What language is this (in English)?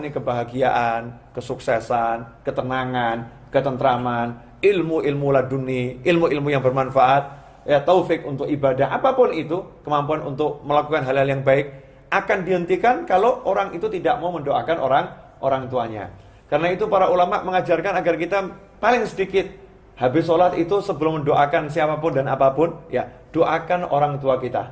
Indonesian